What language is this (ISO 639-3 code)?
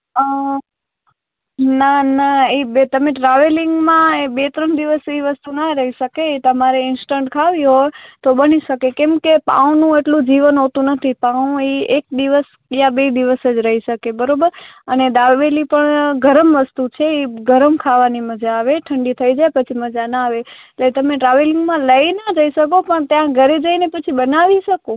guj